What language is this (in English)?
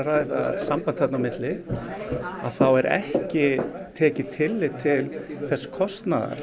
Icelandic